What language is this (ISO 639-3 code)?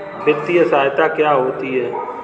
hin